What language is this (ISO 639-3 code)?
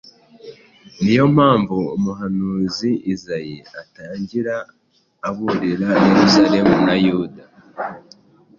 kin